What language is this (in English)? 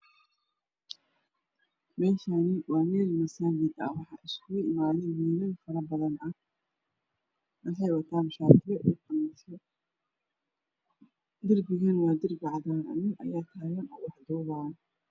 Somali